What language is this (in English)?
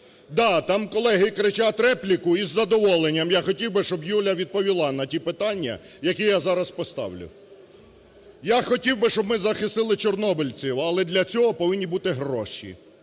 Ukrainian